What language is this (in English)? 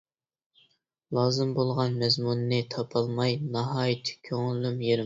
Uyghur